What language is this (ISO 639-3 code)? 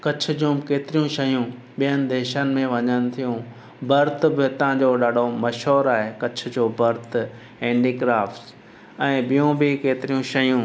snd